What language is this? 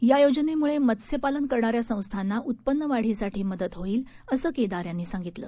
Marathi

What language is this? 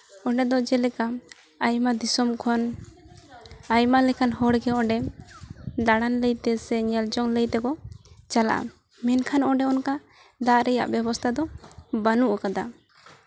Santali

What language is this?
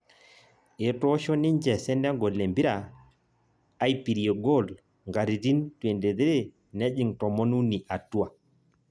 Masai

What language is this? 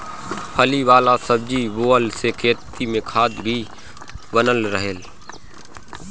Bhojpuri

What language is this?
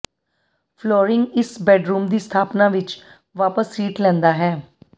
Punjabi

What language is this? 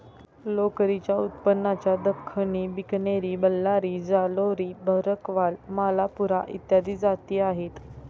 Marathi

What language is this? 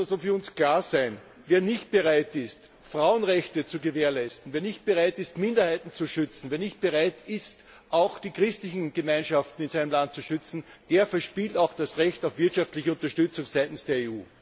German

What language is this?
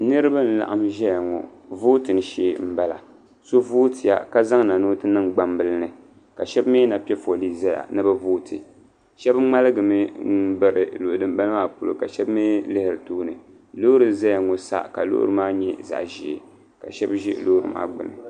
Dagbani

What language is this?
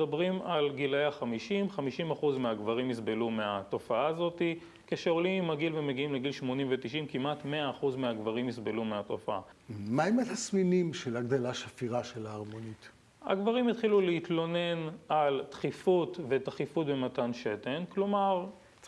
Hebrew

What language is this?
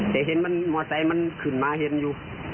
Thai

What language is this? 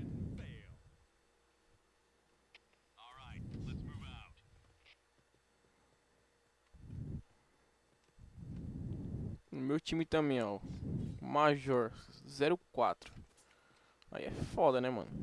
Portuguese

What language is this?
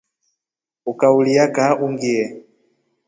Rombo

